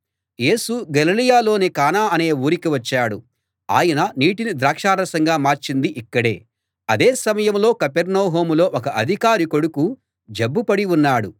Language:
Telugu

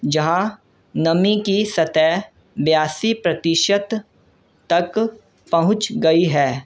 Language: Urdu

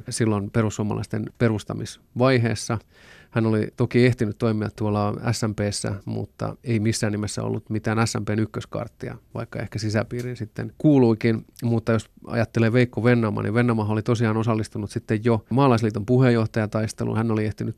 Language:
Finnish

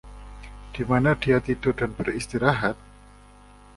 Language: Indonesian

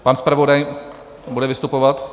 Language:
Czech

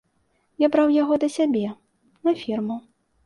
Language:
Belarusian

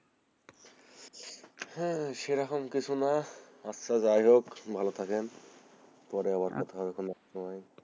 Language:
Bangla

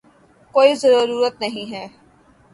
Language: Urdu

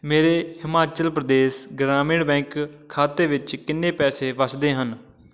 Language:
Punjabi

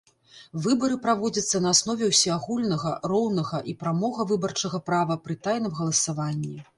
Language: Belarusian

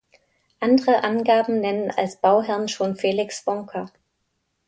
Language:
German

